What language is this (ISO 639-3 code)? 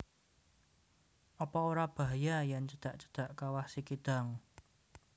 jav